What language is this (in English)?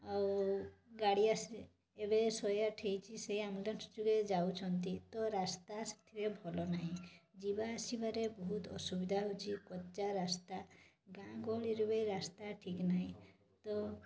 Odia